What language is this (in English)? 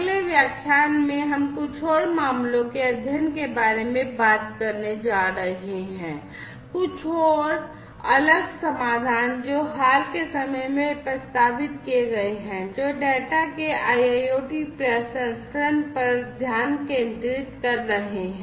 Hindi